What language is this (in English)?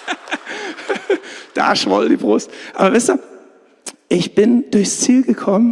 German